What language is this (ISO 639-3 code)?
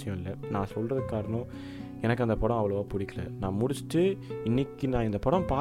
tam